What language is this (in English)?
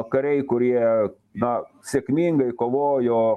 Lithuanian